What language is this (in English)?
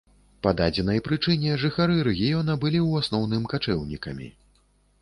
Belarusian